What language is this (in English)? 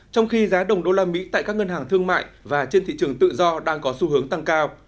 Vietnamese